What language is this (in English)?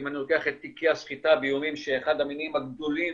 Hebrew